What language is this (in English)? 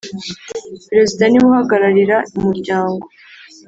Kinyarwanda